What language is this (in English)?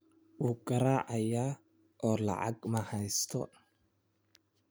Somali